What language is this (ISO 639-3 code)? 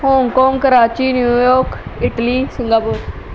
pan